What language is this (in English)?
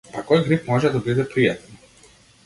Macedonian